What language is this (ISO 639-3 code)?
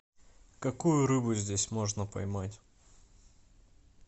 rus